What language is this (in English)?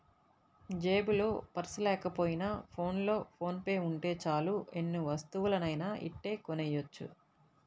Telugu